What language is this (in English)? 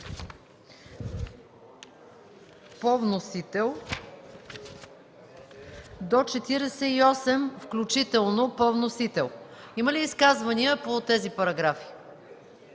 Bulgarian